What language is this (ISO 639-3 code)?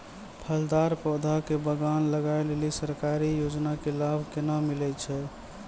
mai